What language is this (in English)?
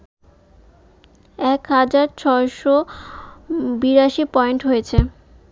Bangla